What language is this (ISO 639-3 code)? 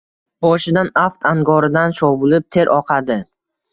uzb